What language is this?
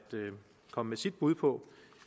Danish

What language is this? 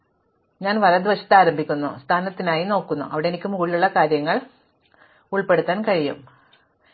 Malayalam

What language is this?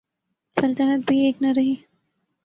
Urdu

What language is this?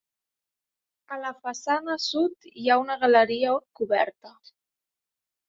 Catalan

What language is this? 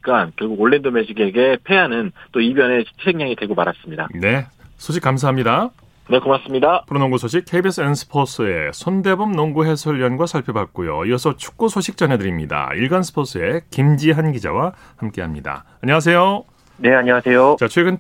Korean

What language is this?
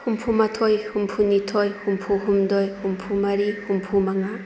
Manipuri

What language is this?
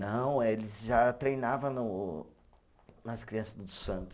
Portuguese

